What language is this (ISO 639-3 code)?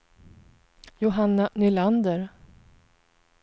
swe